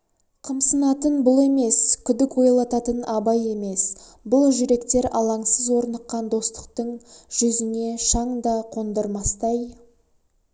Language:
Kazakh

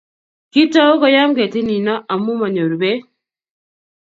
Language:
Kalenjin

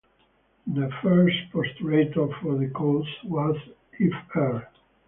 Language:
English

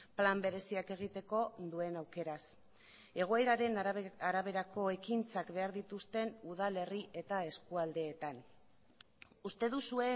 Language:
Basque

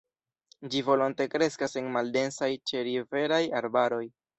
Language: Esperanto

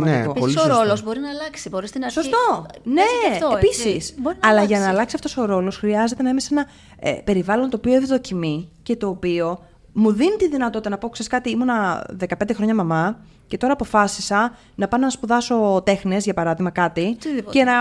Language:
Greek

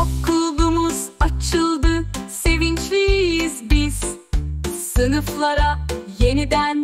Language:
Turkish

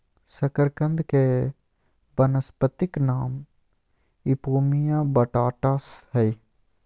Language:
Magahi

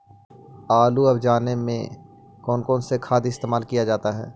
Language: Magahi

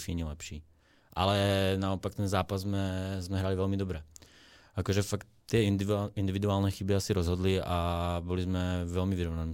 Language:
Slovak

